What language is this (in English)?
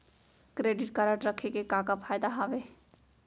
Chhattisgarhi